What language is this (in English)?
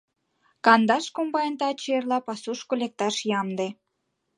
Mari